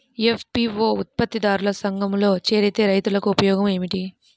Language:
Telugu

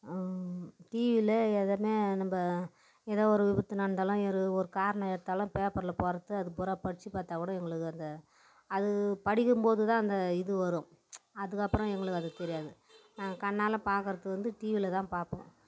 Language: Tamil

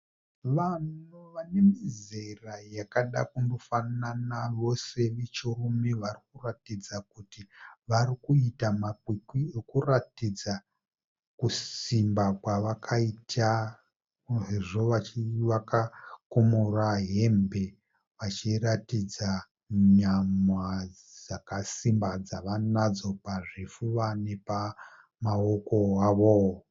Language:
Shona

